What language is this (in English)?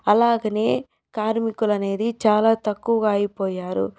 Telugu